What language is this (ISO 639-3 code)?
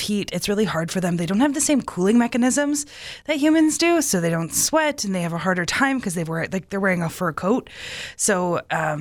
eng